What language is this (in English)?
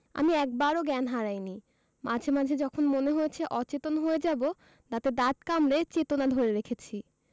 Bangla